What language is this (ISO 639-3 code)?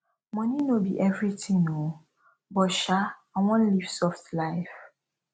pcm